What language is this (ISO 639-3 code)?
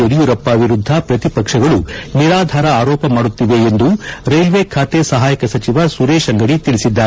kan